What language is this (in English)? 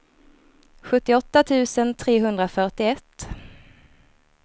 Swedish